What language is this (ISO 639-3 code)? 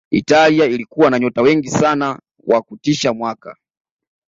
swa